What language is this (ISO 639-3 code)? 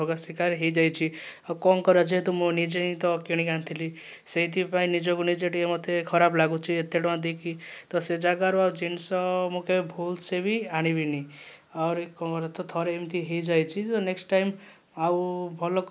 ori